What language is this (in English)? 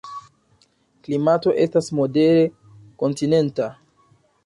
Esperanto